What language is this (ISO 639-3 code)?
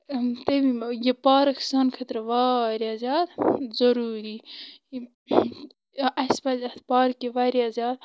kas